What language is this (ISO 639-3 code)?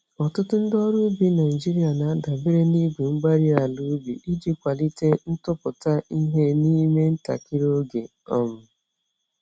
ibo